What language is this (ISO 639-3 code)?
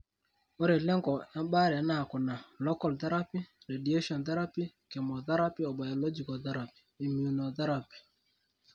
mas